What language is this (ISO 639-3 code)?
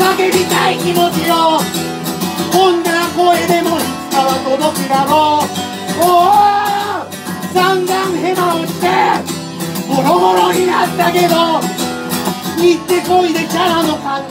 jpn